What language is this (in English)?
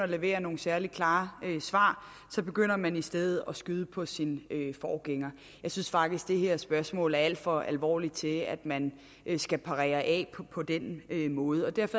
Danish